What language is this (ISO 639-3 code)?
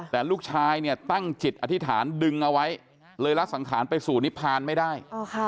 tha